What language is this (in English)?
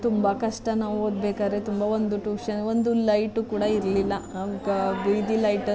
Kannada